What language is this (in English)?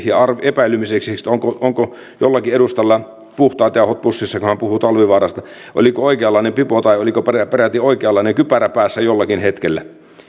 Finnish